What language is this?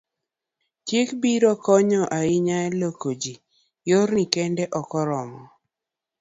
Luo (Kenya and Tanzania)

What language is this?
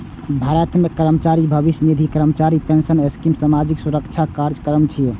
Maithili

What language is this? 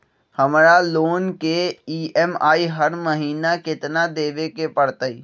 Magahi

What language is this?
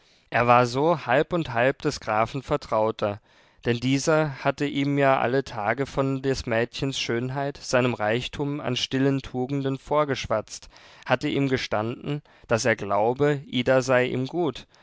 German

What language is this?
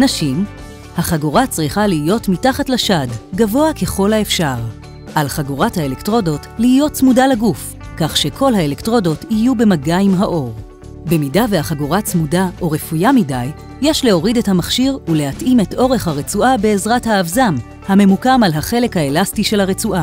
Hebrew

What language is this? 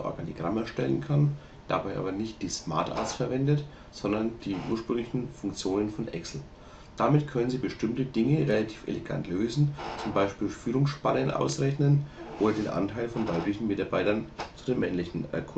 German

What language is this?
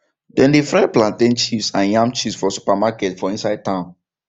Nigerian Pidgin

